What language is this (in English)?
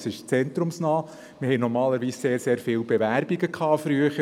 Swiss German